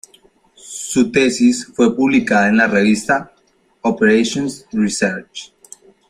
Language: Spanish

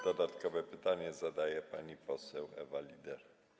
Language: Polish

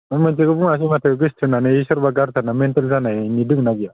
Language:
Bodo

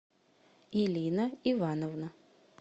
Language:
Russian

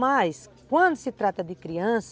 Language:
Portuguese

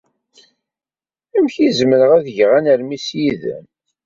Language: Kabyle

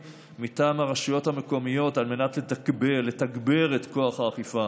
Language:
Hebrew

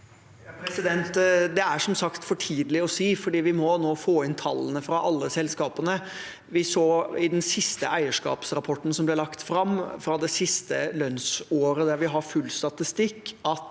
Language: Norwegian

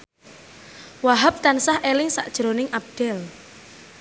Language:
Javanese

